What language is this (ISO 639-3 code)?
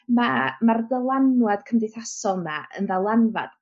cym